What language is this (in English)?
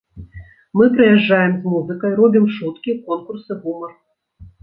Belarusian